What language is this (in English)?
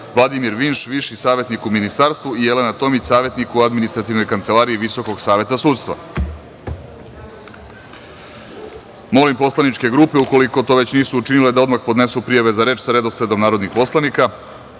Serbian